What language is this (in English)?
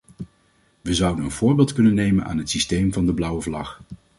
Dutch